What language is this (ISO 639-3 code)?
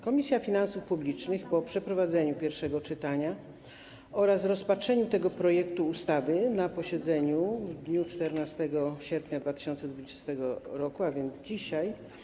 pol